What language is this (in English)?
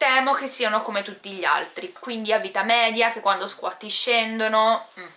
Italian